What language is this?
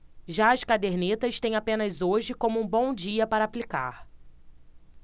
Portuguese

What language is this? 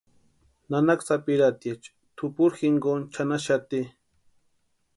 Western Highland Purepecha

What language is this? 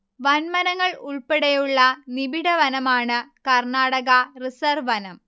Malayalam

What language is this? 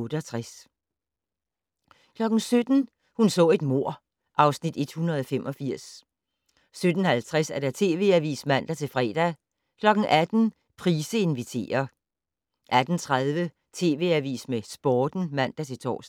Danish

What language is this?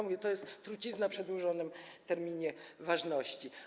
Polish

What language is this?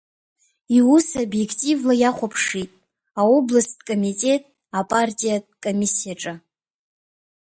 Abkhazian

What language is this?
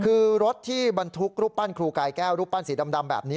Thai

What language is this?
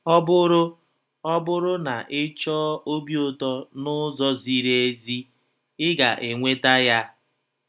Igbo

